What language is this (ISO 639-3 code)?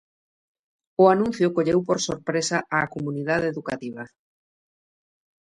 glg